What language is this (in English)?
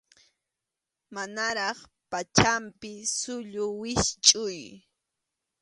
Arequipa-La Unión Quechua